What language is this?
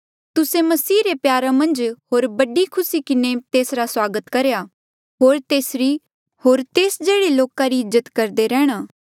Mandeali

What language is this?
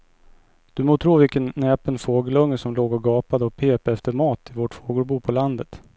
Swedish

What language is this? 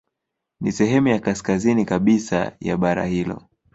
Swahili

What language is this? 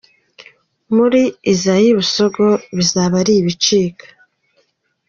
Kinyarwanda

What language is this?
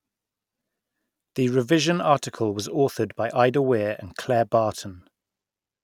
English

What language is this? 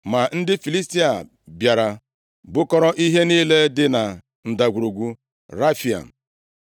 Igbo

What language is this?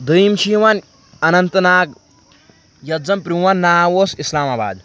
Kashmiri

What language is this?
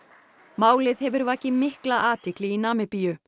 Icelandic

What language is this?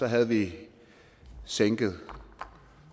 Danish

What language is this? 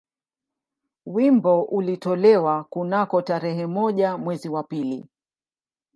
Swahili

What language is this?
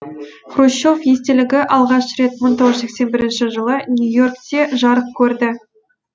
Kazakh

